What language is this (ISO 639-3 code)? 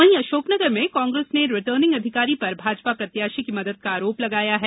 hin